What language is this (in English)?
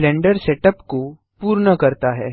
Hindi